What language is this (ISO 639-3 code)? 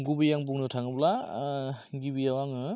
brx